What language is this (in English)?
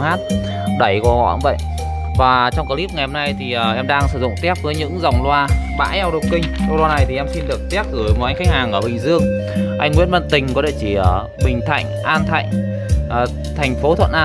Vietnamese